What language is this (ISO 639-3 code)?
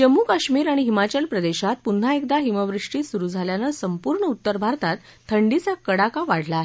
mar